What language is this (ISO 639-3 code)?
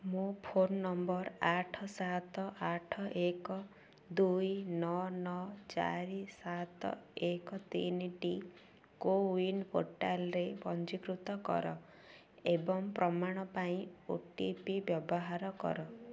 ori